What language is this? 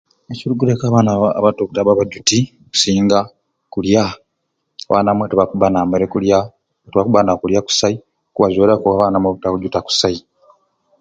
Ruuli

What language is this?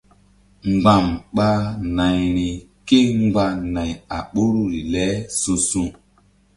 Mbum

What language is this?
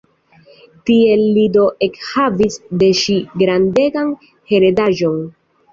Esperanto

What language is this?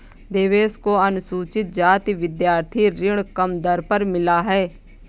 Hindi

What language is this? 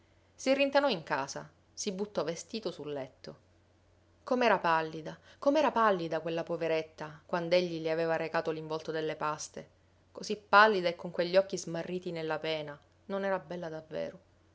Italian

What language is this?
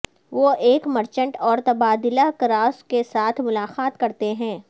Urdu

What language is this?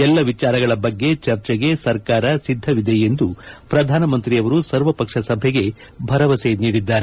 Kannada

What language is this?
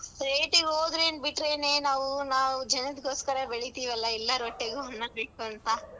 Kannada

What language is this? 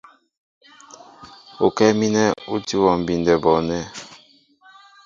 Mbo (Cameroon)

